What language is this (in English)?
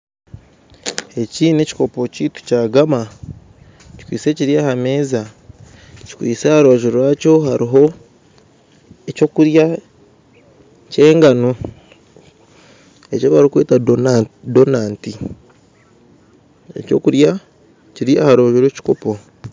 Nyankole